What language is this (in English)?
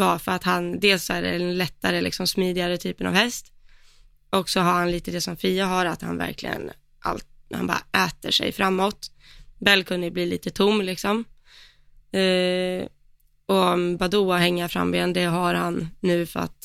Swedish